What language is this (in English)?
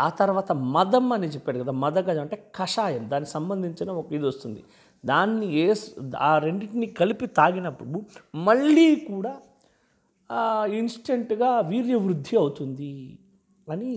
Telugu